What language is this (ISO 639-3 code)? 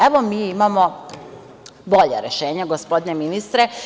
srp